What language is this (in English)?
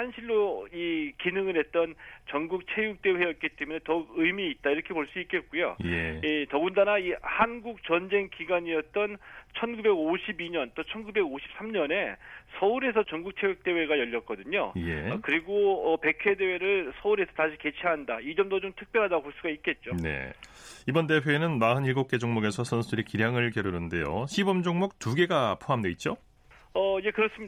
Korean